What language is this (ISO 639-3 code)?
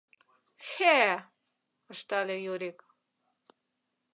chm